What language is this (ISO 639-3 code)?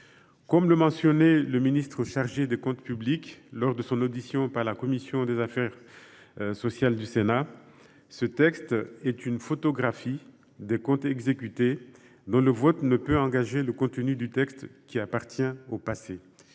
fra